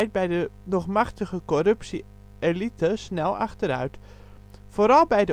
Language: Dutch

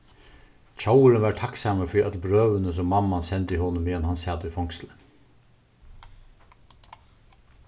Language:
Faroese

